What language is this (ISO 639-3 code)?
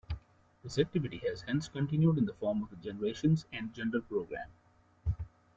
eng